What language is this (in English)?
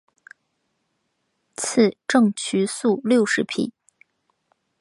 Chinese